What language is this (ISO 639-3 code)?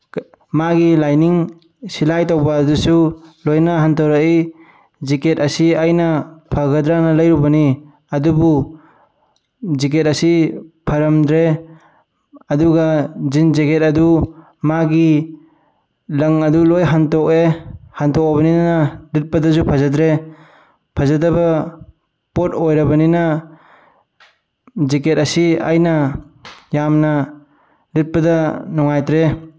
mni